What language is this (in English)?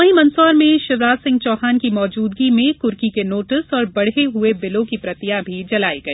Hindi